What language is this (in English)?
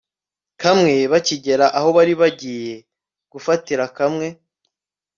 Kinyarwanda